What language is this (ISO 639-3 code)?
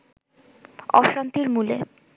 ben